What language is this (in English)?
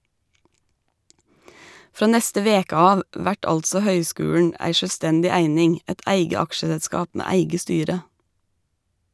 Norwegian